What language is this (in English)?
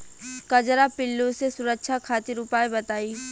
Bhojpuri